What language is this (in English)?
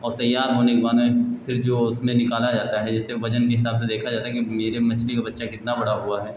Hindi